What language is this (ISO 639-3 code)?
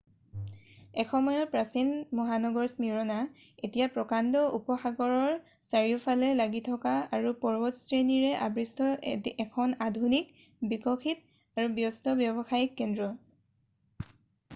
asm